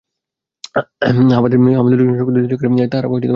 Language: Bangla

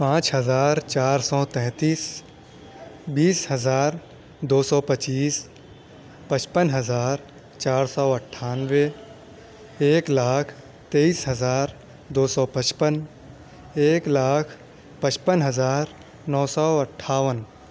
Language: Urdu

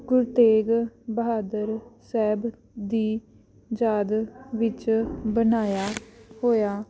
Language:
Punjabi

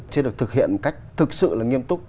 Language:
Vietnamese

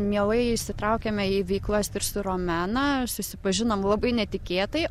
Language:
Lithuanian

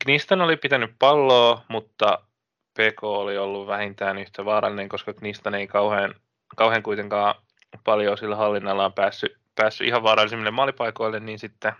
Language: Finnish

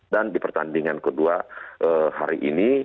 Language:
Indonesian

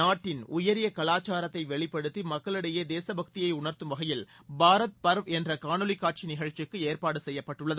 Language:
Tamil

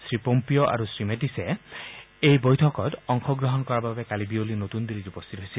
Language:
Assamese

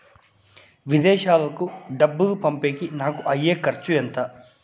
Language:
Telugu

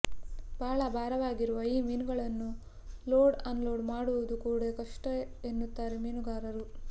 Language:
Kannada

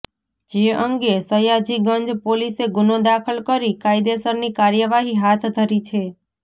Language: Gujarati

